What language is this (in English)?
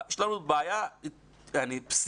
Hebrew